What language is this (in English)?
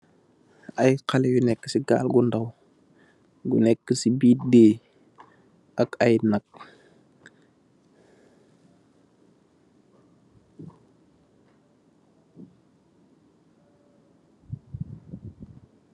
Wolof